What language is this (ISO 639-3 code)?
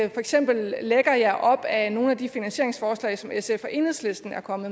dan